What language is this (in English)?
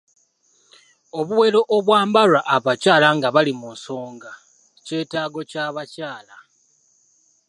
Ganda